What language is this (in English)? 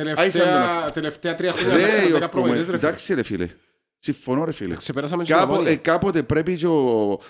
Greek